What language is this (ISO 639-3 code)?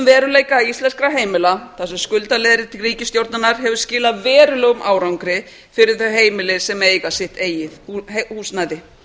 isl